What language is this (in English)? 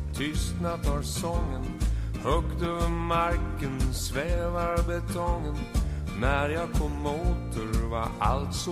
Swedish